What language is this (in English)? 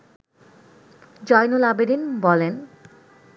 Bangla